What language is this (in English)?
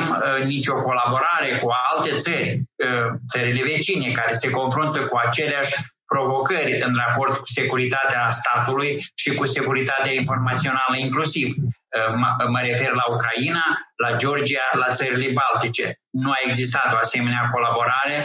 Romanian